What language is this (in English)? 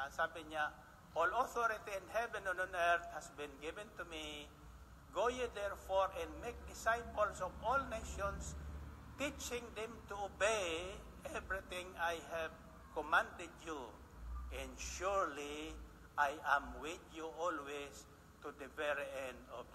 Filipino